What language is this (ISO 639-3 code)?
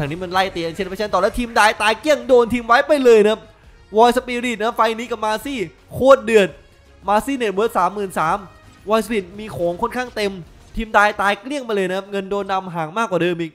tha